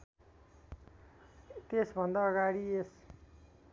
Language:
Nepali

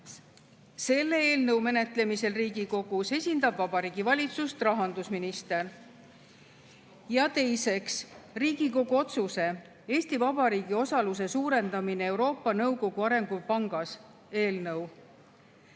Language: Estonian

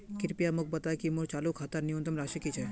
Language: Magahi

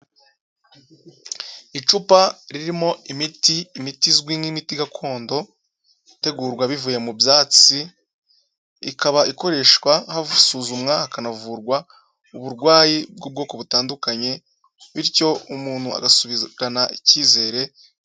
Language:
Kinyarwanda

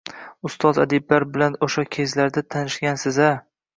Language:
Uzbek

